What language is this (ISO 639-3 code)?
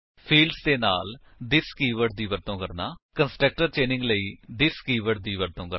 pan